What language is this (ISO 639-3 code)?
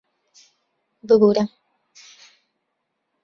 ckb